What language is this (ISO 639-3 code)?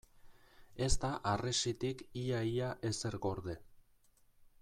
eus